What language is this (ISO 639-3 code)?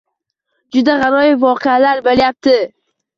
uzb